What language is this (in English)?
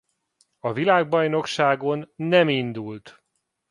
Hungarian